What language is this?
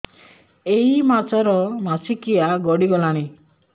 Odia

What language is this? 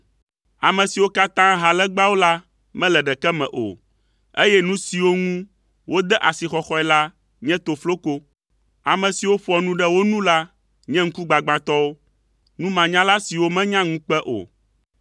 Ewe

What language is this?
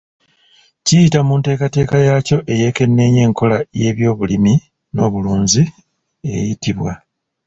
Ganda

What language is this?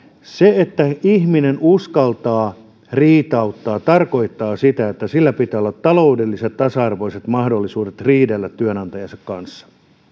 Finnish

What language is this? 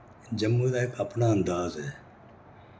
Dogri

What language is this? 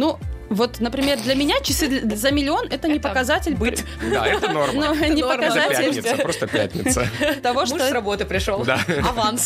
Russian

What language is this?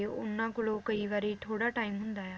Punjabi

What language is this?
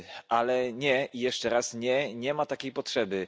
Polish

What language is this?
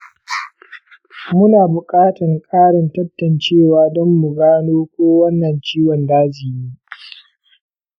Hausa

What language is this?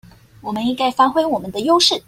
Chinese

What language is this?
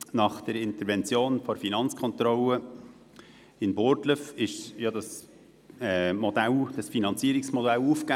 Swiss German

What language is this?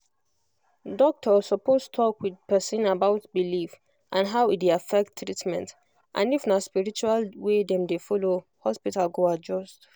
Nigerian Pidgin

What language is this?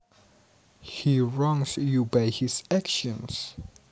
Javanese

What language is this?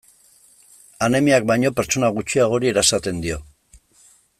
Basque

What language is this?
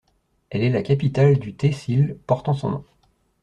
French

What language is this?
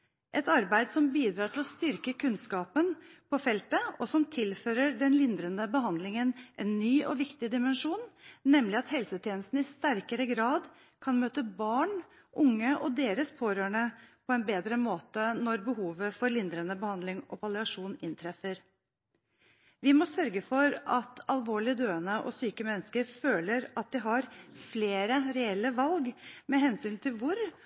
Norwegian Bokmål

